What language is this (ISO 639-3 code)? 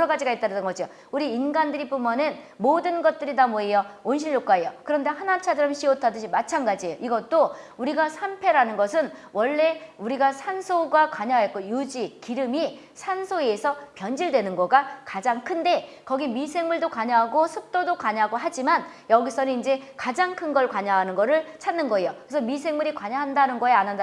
kor